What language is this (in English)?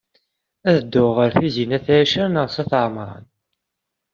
Kabyle